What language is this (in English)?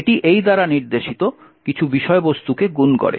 Bangla